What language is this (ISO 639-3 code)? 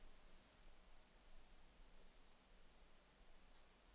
nor